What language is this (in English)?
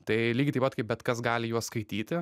Lithuanian